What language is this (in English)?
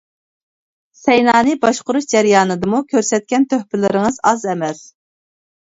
Uyghur